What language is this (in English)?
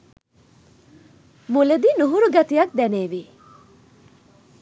Sinhala